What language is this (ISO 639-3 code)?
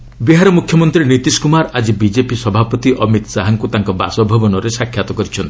ori